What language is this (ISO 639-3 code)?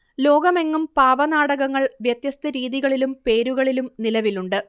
mal